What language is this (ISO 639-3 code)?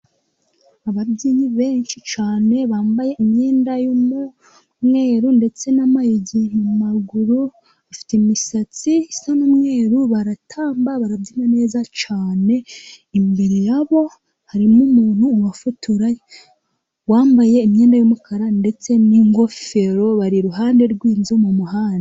kin